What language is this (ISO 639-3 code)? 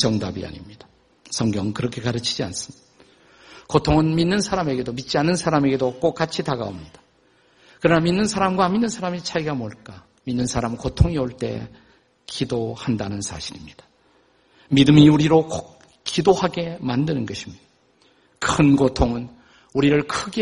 kor